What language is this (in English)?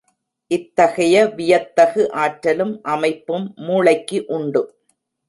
Tamil